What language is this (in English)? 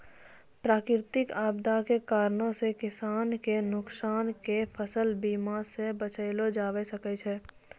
Maithili